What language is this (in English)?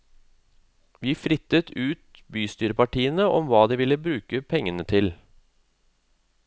Norwegian